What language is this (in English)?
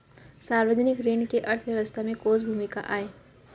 Chhattisgarhi